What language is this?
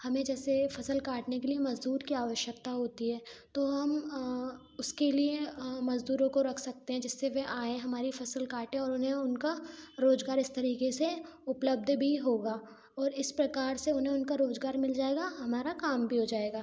Hindi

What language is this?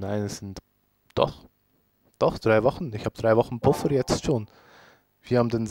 German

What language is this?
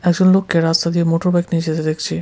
Bangla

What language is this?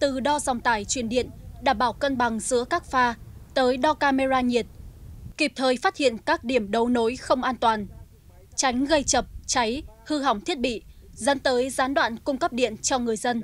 Vietnamese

